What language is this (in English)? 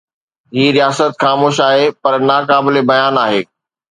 Sindhi